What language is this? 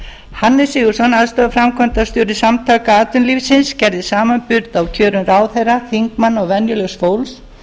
Icelandic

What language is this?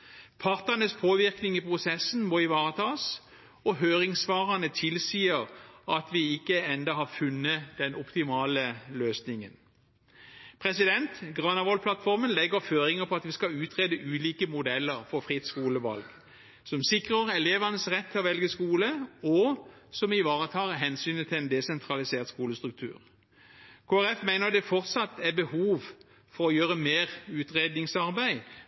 Norwegian Bokmål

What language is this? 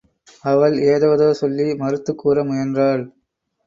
Tamil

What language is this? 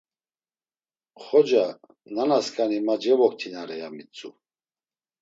Laz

